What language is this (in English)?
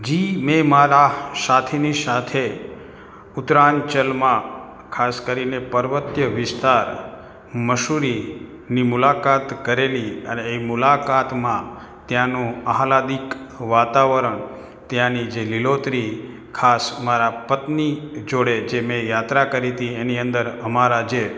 Gujarati